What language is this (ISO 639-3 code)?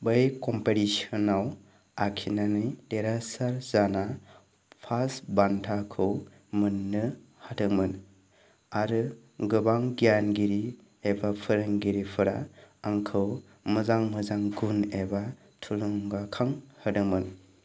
brx